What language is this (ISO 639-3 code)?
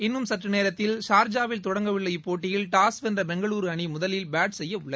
tam